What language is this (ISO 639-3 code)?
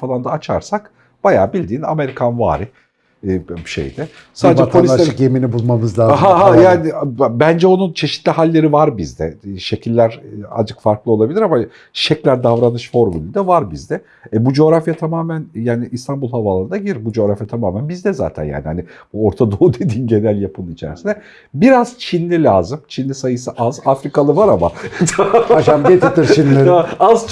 tur